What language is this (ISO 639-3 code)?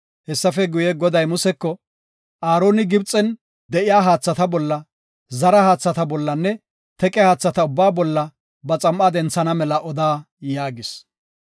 gof